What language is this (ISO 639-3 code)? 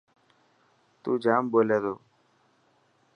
mki